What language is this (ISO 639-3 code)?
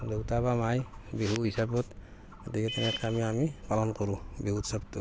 asm